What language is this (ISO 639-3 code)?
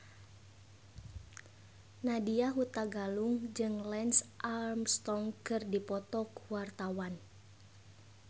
sun